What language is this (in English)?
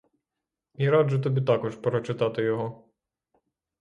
Ukrainian